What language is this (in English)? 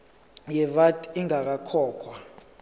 Zulu